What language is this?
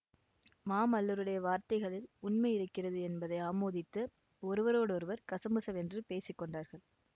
Tamil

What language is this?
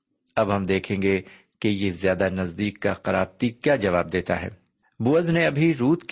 Urdu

